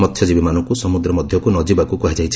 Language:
Odia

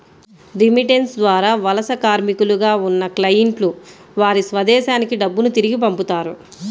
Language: Telugu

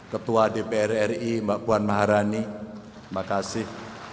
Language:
Indonesian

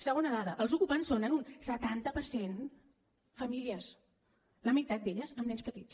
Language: Catalan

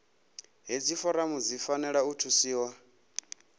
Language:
Venda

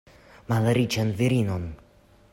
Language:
Esperanto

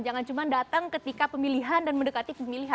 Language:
Indonesian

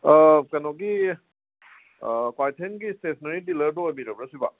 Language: Manipuri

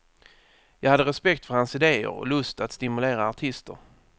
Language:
Swedish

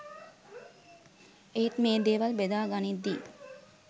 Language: Sinhala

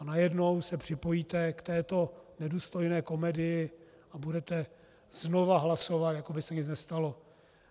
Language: Czech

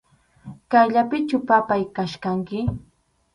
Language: Arequipa-La Unión Quechua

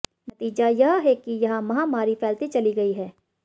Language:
Hindi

